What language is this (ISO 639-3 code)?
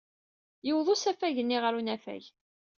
kab